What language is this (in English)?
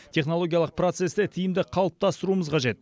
Kazakh